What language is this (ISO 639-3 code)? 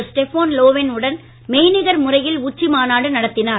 tam